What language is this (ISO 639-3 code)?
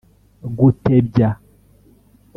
kin